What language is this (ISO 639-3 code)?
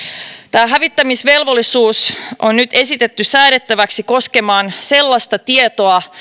fin